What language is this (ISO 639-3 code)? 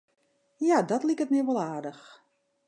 fry